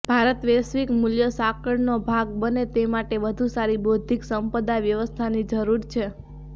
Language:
Gujarati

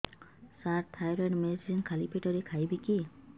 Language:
Odia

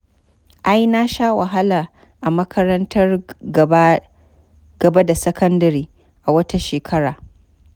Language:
Hausa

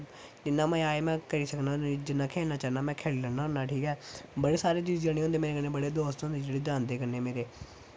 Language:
Dogri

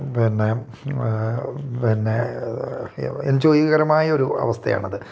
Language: Malayalam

